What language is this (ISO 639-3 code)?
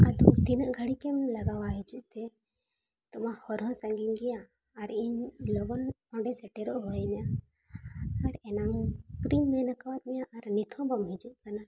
sat